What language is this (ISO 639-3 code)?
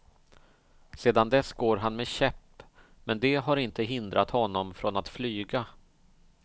swe